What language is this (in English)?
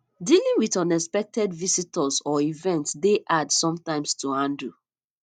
Nigerian Pidgin